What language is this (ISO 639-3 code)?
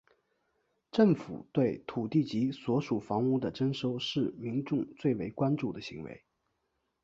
zho